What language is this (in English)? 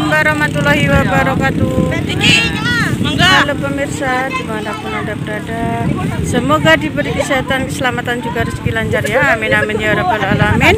Indonesian